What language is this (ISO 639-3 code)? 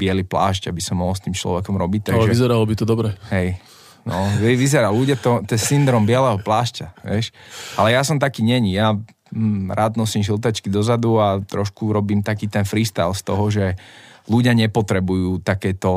slk